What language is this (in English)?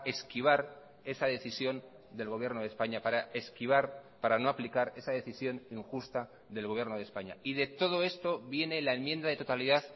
Spanish